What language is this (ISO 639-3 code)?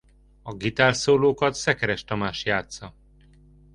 hun